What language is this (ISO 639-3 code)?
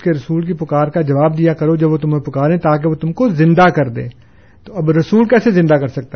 urd